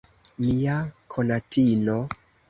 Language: Esperanto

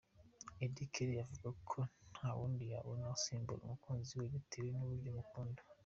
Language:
Kinyarwanda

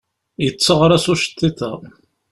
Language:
Kabyle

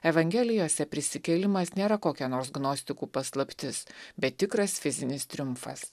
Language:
Lithuanian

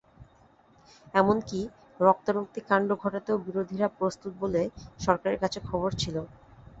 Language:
Bangla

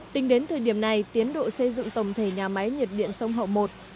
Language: Vietnamese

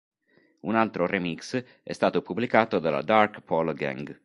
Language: Italian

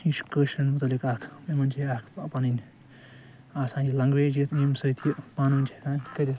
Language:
Kashmiri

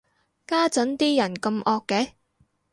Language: Cantonese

